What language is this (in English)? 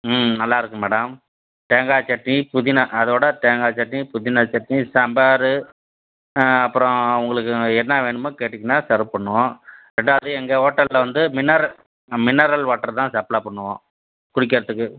Tamil